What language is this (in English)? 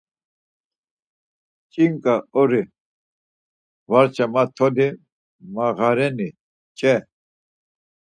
Laz